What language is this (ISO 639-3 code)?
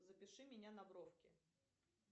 rus